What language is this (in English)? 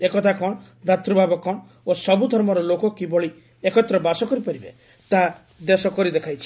Odia